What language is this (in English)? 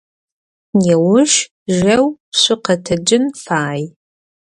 Adyghe